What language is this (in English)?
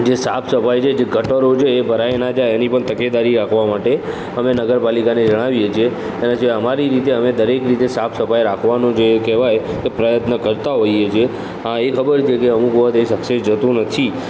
Gujarati